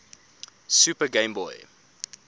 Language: English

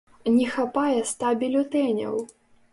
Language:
Belarusian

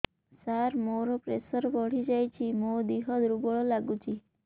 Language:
Odia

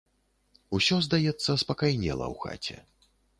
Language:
Belarusian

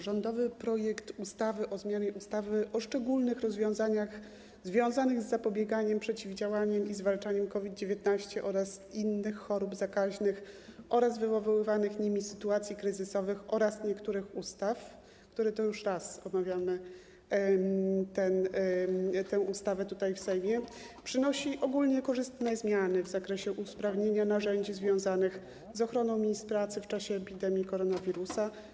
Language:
Polish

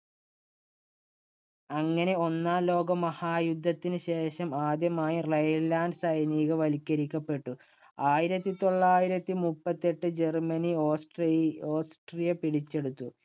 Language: Malayalam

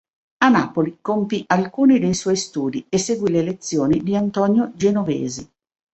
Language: Italian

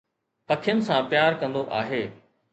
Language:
Sindhi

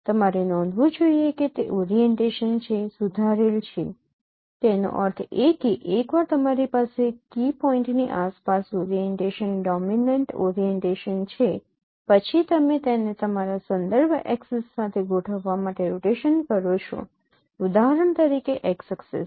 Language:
Gujarati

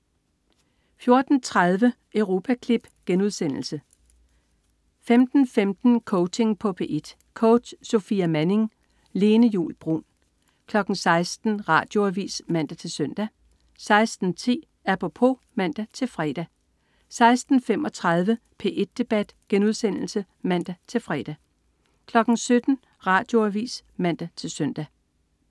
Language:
Danish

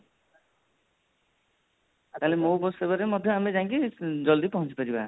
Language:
Odia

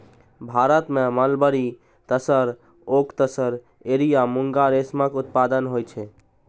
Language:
Maithili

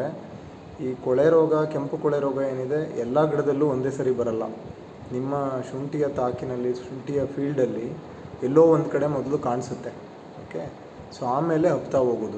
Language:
Kannada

